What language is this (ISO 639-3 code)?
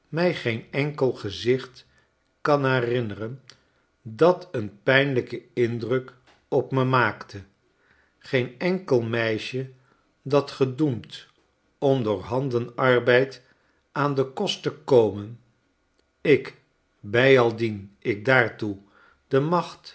nld